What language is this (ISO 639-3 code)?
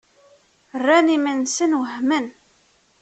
kab